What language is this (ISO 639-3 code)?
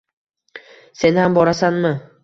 uzb